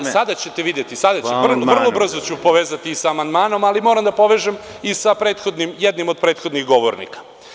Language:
Serbian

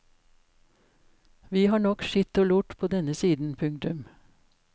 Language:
Norwegian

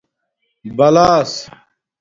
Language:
Domaaki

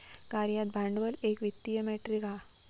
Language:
Marathi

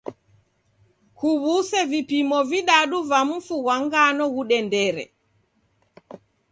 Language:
Taita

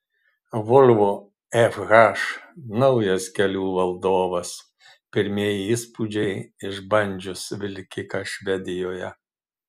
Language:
Lithuanian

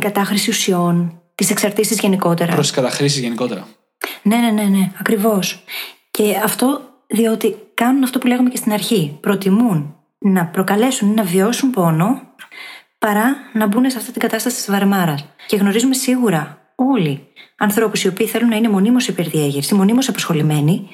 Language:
Greek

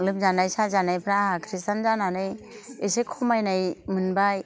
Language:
Bodo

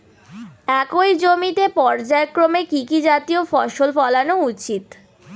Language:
Bangla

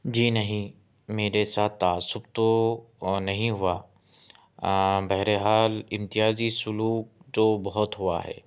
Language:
Urdu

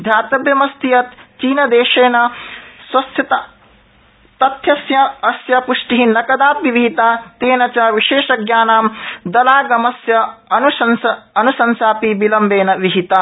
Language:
Sanskrit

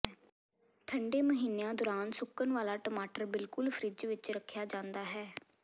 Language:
Punjabi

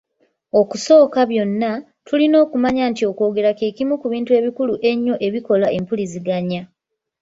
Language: Ganda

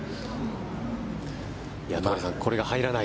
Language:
Japanese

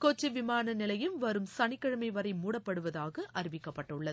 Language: Tamil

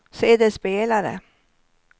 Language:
Swedish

